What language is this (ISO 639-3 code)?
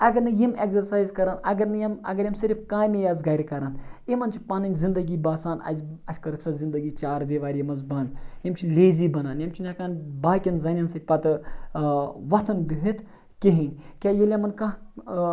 kas